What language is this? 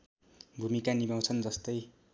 Nepali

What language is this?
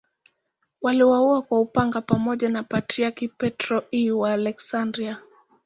Swahili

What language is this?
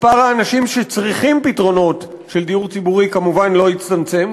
Hebrew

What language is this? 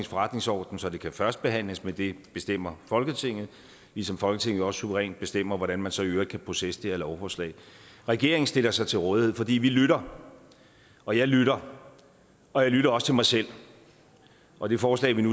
Danish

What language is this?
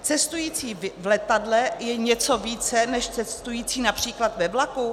Czech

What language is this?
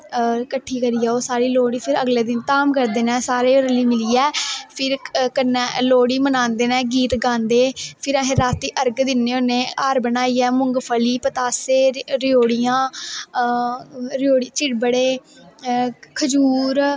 Dogri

